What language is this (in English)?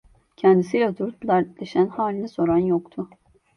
Turkish